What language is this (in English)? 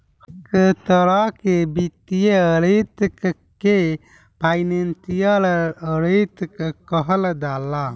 Bhojpuri